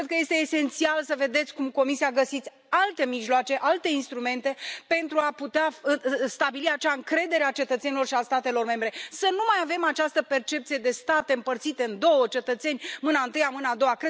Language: Romanian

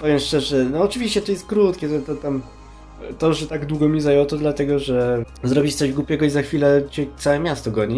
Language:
Polish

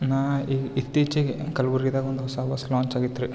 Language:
Kannada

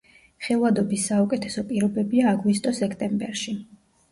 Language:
Georgian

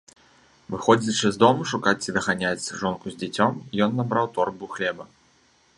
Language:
Belarusian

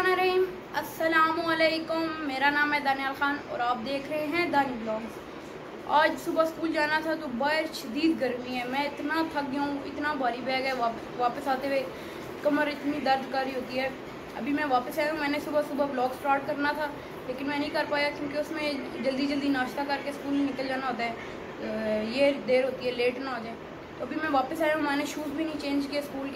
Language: Hindi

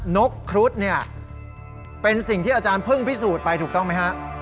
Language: Thai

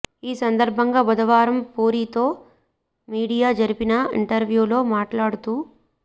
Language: Telugu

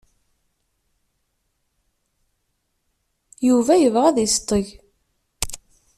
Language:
Kabyle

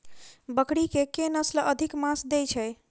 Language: Maithili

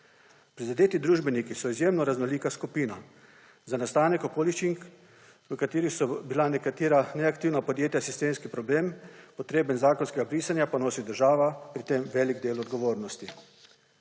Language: Slovenian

